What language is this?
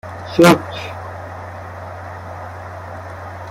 Persian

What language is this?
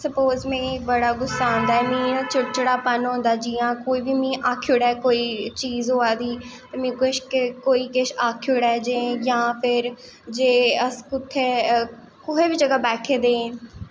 Dogri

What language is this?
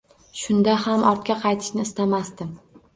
Uzbek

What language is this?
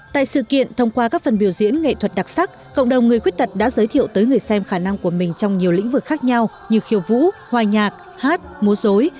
Vietnamese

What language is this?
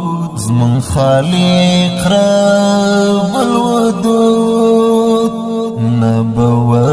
Pashto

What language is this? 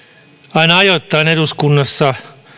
Finnish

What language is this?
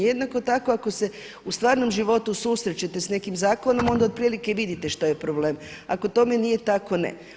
Croatian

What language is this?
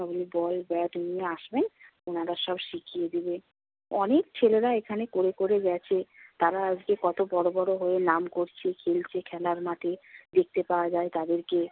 Bangla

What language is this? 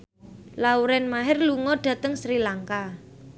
Javanese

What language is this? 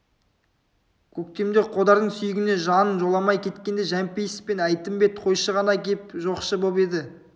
Kazakh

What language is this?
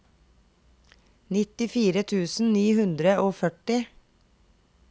Norwegian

